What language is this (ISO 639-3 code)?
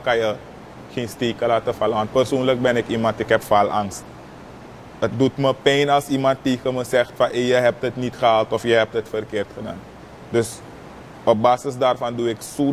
nld